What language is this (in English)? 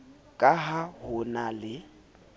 Southern Sotho